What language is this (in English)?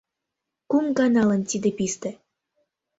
Mari